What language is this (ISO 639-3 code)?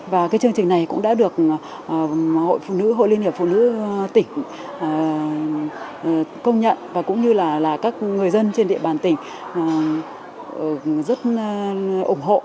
vie